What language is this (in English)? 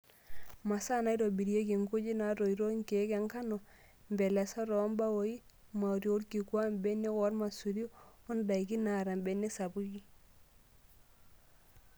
Masai